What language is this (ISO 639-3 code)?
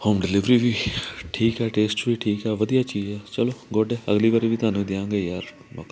pan